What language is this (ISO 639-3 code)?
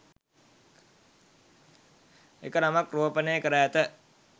sin